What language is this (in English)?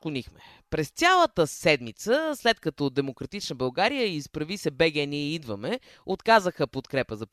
Bulgarian